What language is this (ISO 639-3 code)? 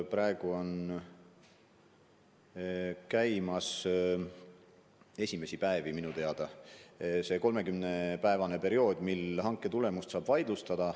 est